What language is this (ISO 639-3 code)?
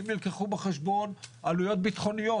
heb